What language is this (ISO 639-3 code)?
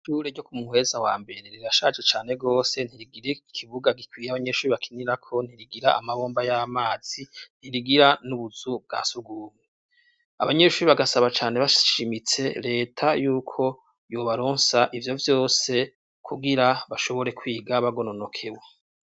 run